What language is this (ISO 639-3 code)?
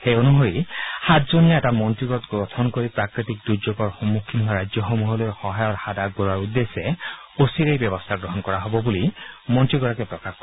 asm